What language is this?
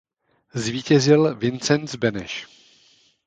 Czech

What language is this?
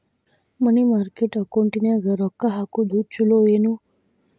Kannada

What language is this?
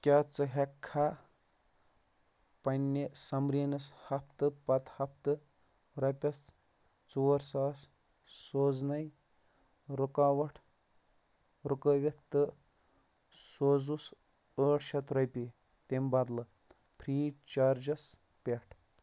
Kashmiri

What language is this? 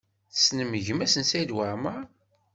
Kabyle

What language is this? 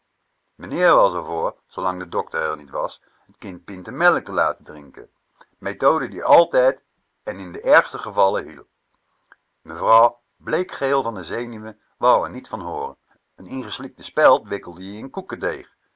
Dutch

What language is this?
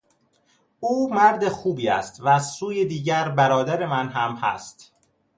Persian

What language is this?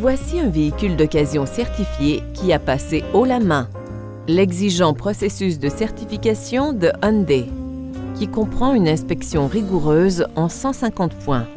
French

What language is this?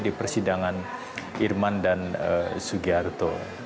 Indonesian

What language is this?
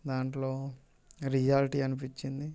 Telugu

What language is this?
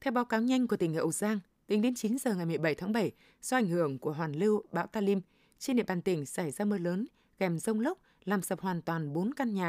Vietnamese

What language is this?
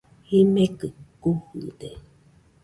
Nüpode Huitoto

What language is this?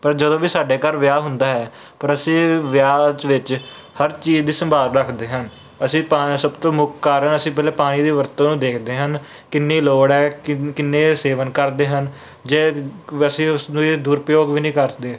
Punjabi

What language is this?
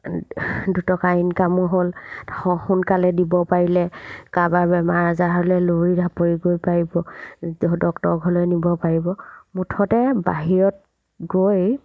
Assamese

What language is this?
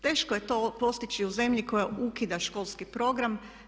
Croatian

